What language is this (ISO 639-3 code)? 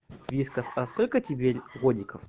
rus